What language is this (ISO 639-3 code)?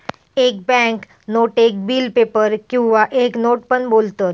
mar